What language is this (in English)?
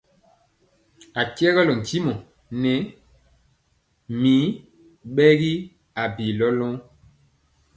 Mpiemo